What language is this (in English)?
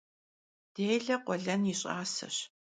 Kabardian